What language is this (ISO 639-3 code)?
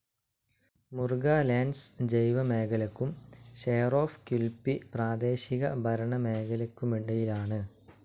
mal